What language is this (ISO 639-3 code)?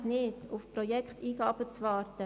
gsw